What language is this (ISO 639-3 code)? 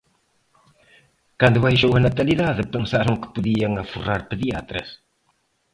glg